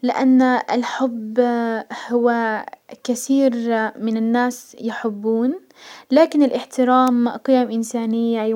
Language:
Hijazi Arabic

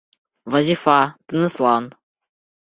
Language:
Bashkir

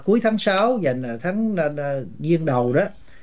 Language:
Vietnamese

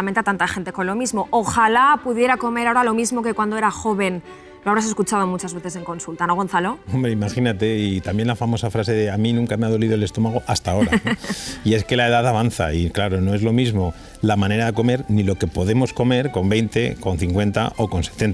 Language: Spanish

